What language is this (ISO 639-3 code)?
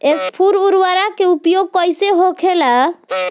bho